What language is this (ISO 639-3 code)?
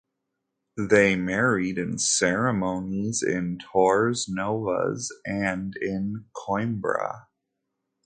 eng